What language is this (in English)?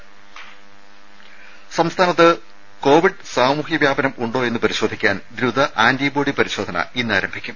Malayalam